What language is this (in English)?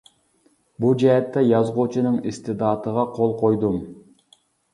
Uyghur